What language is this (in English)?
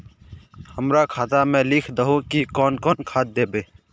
Magahi